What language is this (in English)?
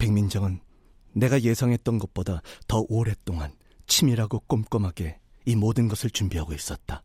Korean